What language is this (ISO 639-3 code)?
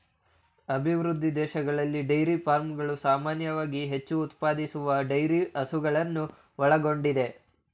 kan